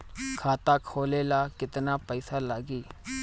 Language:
Bhojpuri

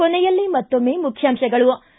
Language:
Kannada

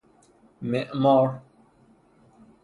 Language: Persian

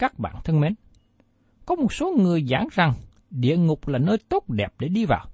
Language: Vietnamese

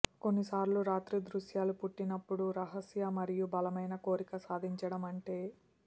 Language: Telugu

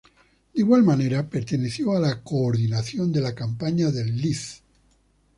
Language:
Spanish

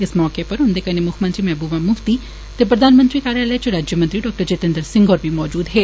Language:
Dogri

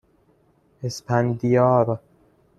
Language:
Persian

